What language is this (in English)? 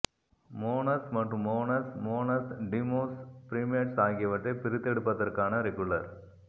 Tamil